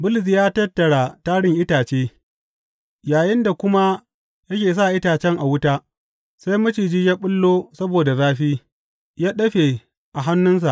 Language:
Hausa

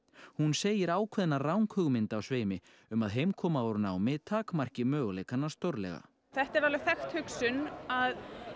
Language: Icelandic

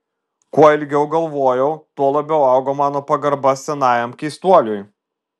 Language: Lithuanian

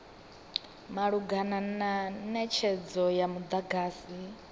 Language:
Venda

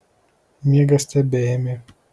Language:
Lithuanian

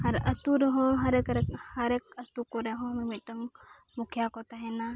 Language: Santali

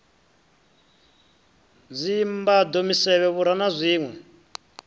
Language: Venda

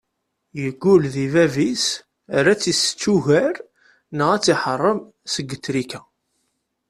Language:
Kabyle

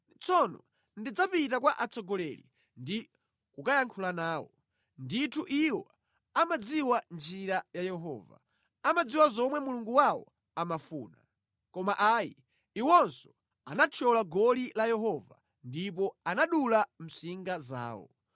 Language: Nyanja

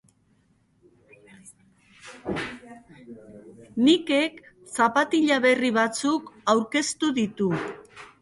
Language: Basque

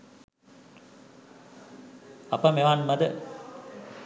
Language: Sinhala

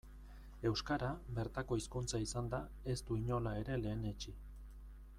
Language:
Basque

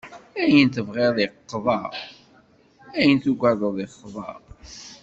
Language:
Kabyle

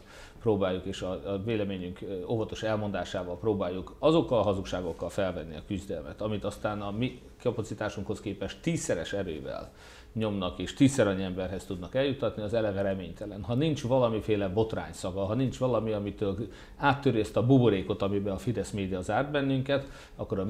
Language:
Hungarian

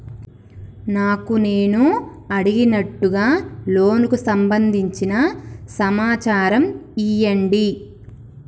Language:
Telugu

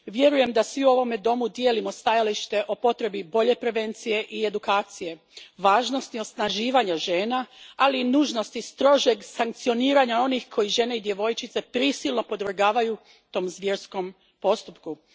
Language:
Croatian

